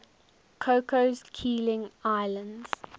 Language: English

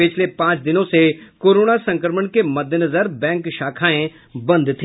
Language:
Hindi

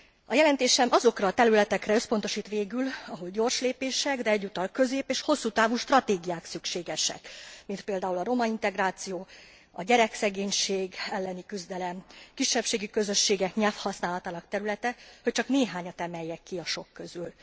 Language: Hungarian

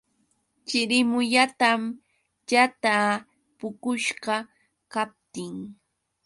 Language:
Yauyos Quechua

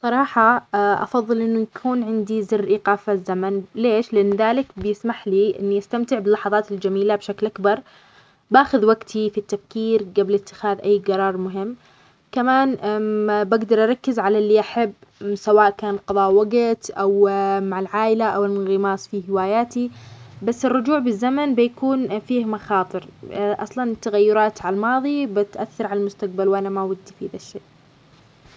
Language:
Omani Arabic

